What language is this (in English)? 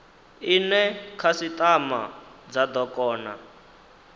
Venda